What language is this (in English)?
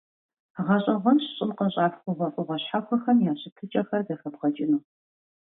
Kabardian